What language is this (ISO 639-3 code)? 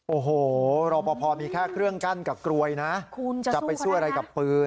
tha